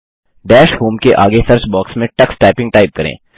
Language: Hindi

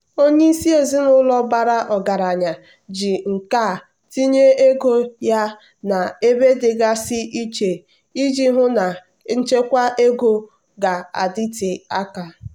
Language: Igbo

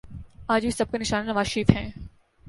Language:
Urdu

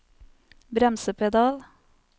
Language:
Norwegian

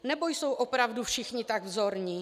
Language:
Czech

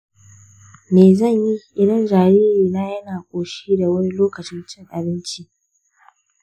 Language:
Hausa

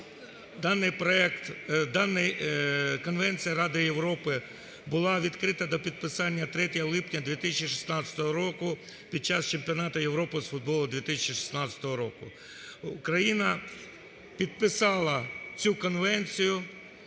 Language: Ukrainian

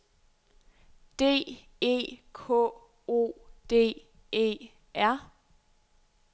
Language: Danish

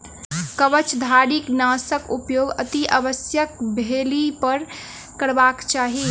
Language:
Maithili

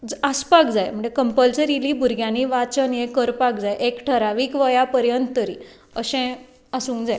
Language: Konkani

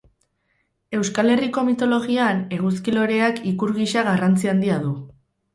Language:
Basque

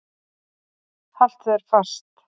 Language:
Icelandic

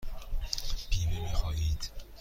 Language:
Persian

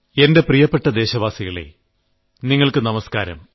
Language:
Malayalam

